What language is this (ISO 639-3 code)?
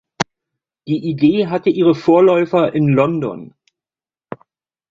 deu